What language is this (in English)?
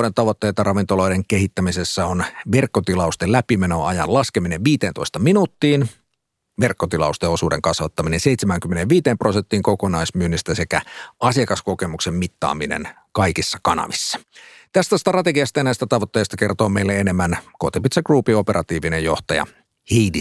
Finnish